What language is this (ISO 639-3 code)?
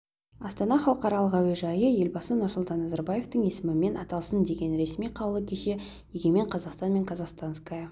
kaz